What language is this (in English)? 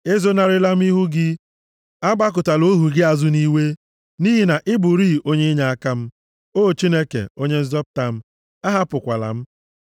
Igbo